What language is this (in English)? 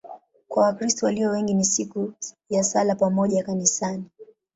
Swahili